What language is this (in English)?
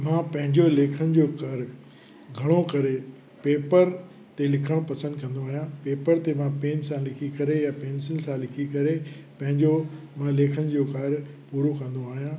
Sindhi